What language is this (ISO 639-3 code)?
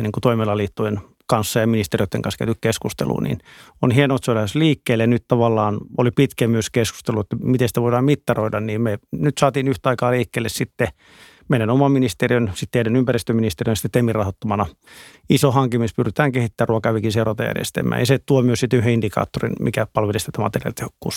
fin